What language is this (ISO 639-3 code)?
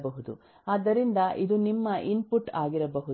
kan